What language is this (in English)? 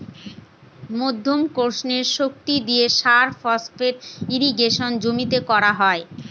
Bangla